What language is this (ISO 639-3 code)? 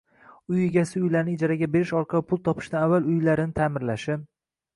uzb